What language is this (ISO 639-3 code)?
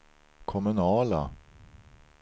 swe